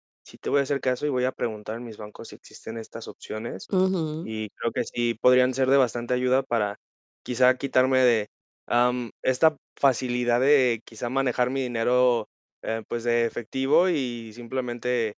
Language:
Spanish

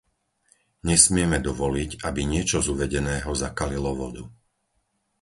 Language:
Slovak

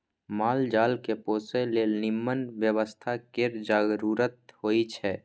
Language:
Maithili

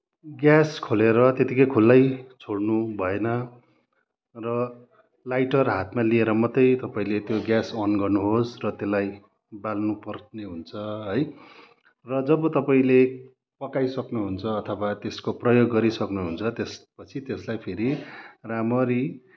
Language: Nepali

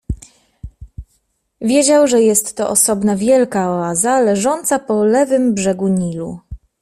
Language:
Polish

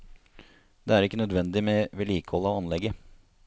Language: Norwegian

